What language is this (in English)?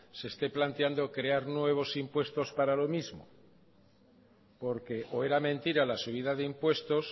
Spanish